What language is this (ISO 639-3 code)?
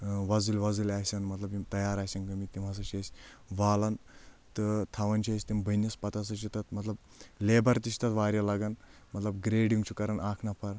kas